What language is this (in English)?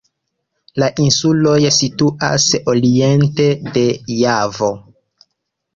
Esperanto